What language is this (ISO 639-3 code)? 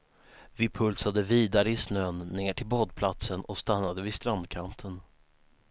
swe